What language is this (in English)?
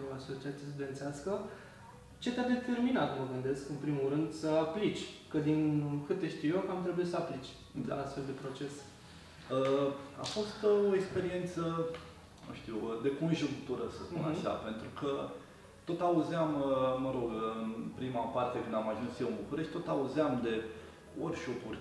Romanian